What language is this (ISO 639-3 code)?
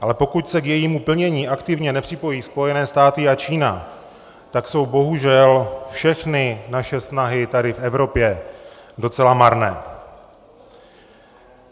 ces